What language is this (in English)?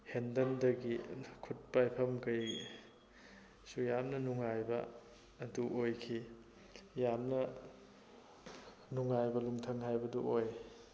Manipuri